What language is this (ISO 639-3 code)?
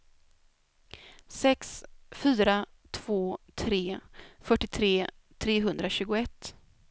swe